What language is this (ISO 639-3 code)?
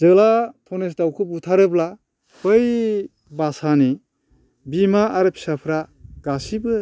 brx